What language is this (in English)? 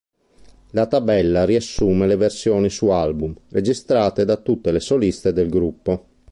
Italian